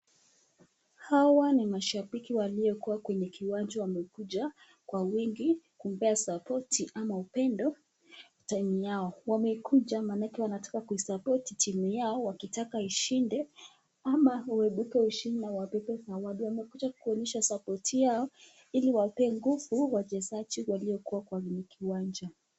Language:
Swahili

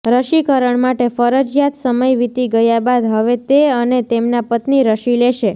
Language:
Gujarati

